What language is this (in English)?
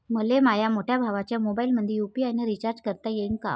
Marathi